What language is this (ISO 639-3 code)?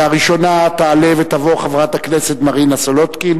heb